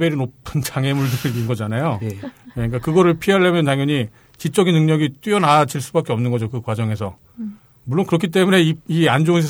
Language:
Korean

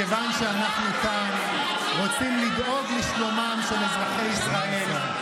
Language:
Hebrew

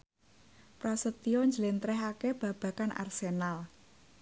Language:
Javanese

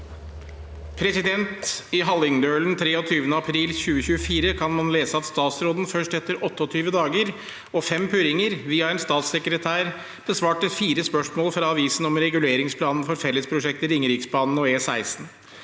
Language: Norwegian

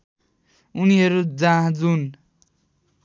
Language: Nepali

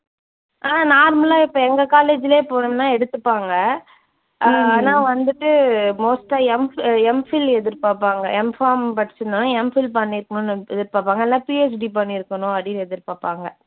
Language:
Tamil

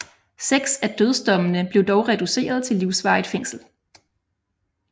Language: Danish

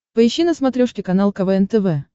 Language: Russian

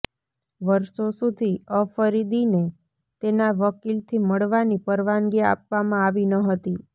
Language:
Gujarati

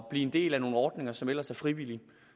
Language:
Danish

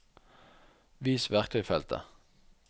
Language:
Norwegian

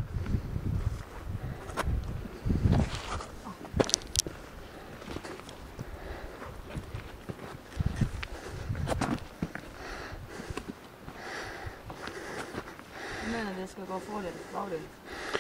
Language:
Danish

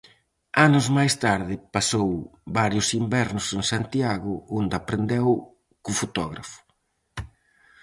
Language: Galician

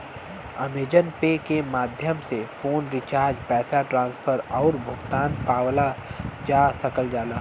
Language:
Bhojpuri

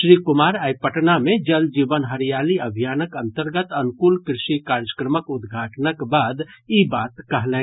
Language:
Maithili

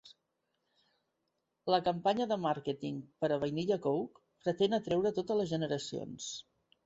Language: Catalan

